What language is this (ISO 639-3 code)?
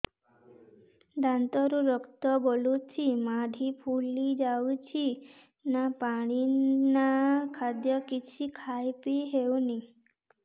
ori